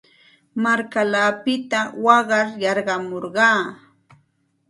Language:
Santa Ana de Tusi Pasco Quechua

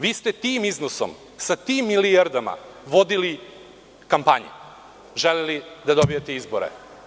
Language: Serbian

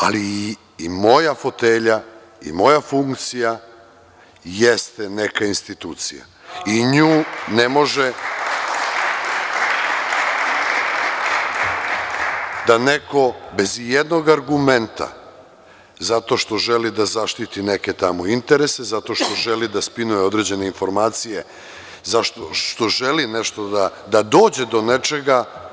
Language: Serbian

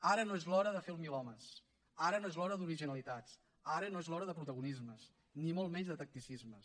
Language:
Catalan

